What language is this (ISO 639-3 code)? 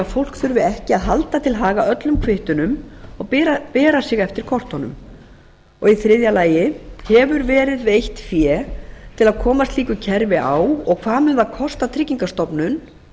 isl